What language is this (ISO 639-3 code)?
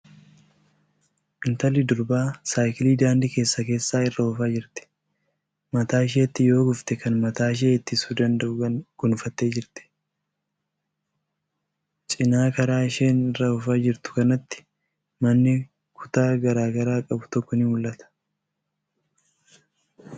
orm